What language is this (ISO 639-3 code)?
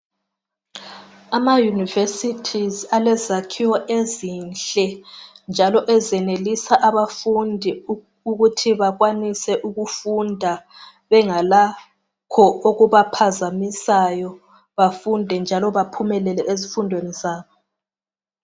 nde